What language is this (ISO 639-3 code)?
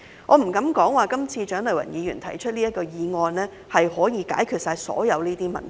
yue